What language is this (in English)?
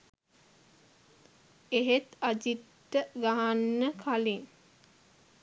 Sinhala